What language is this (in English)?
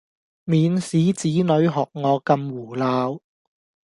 Cantonese